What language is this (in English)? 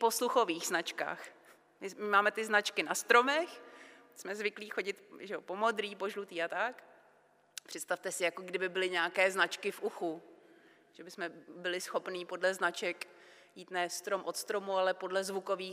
Czech